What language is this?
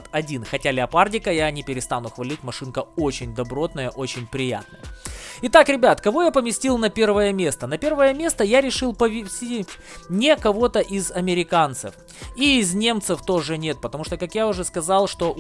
Russian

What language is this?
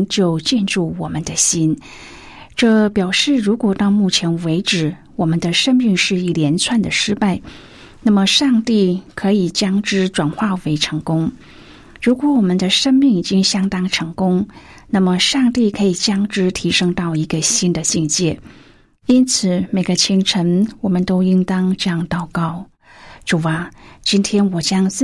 Chinese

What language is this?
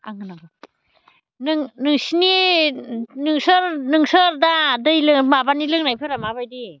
Bodo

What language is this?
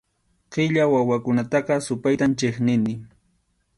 Arequipa-La Unión Quechua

